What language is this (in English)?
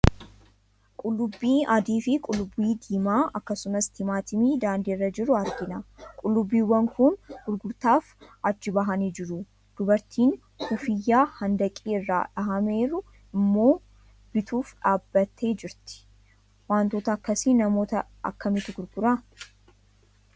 Oromo